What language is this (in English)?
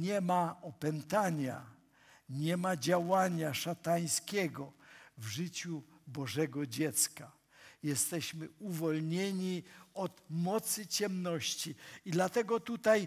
Polish